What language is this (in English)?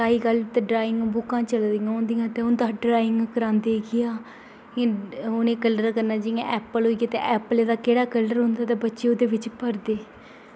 Dogri